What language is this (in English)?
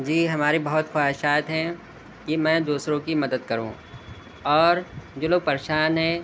Urdu